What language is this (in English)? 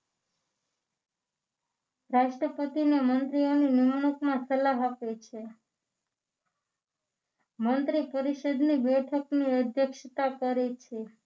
Gujarati